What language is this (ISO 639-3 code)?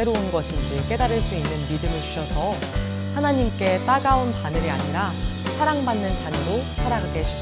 kor